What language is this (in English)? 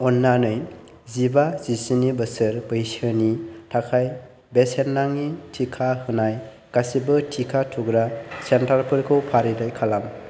Bodo